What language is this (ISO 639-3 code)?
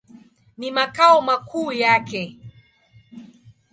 swa